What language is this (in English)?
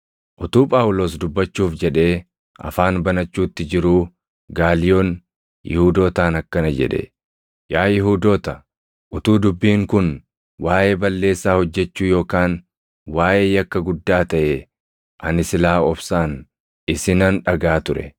Oromo